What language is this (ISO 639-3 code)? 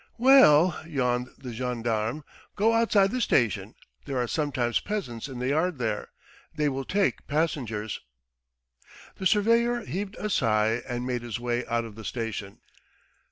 eng